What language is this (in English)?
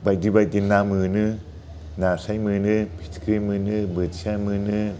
Bodo